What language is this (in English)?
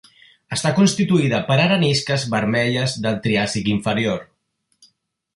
Catalan